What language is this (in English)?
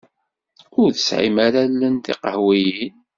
Kabyle